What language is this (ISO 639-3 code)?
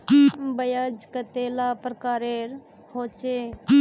mag